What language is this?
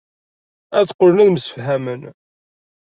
Kabyle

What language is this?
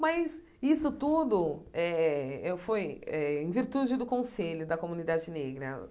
Portuguese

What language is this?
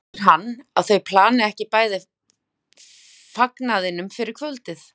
Icelandic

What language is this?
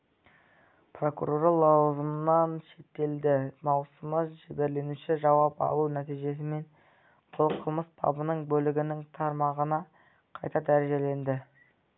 Kazakh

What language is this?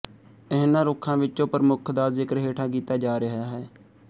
Punjabi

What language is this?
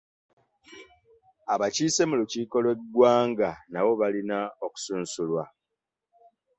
Ganda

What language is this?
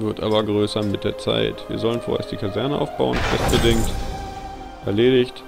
German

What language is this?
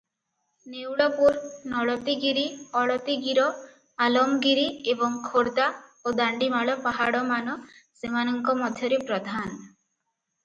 Odia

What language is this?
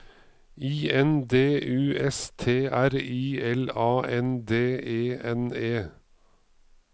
Norwegian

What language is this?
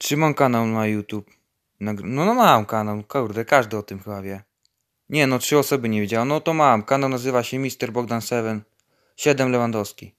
Polish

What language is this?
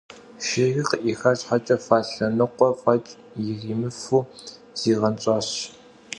Kabardian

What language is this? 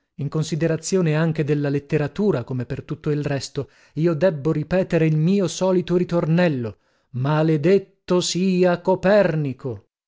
Italian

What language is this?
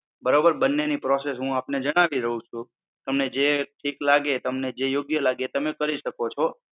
Gujarati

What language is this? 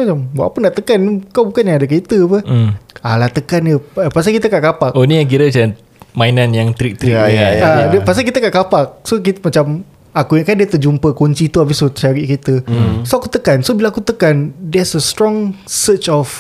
Malay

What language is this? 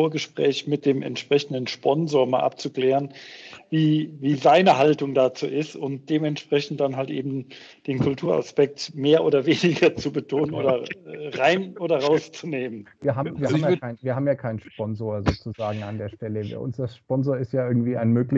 German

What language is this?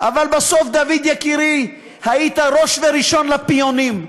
Hebrew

